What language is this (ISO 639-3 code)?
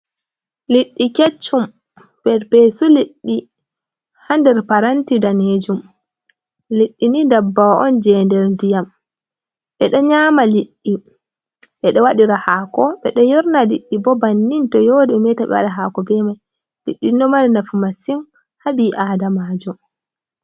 ful